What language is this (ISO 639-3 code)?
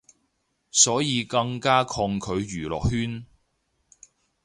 yue